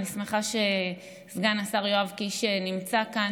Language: Hebrew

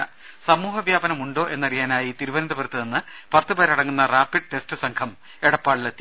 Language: Malayalam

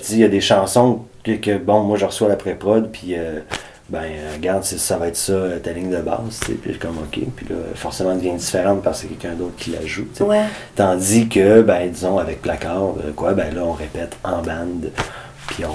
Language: French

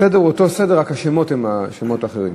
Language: Hebrew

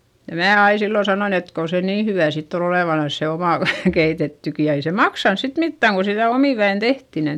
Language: Finnish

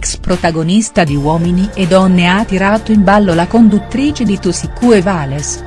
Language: Italian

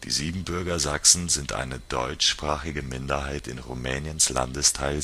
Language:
German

